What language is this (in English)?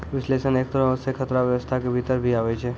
Maithili